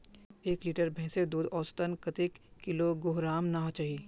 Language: Magahi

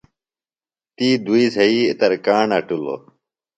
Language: Phalura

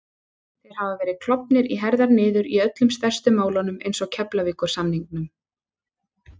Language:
Icelandic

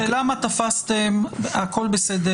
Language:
Hebrew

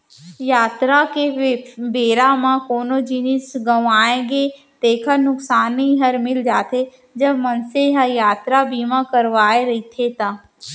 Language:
Chhattisgarhi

